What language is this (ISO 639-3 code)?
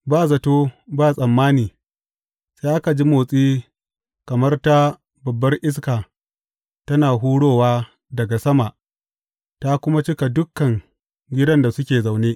hau